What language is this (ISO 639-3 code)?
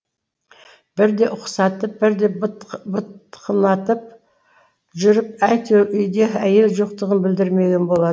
kaz